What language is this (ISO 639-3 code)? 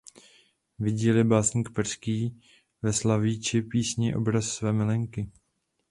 ces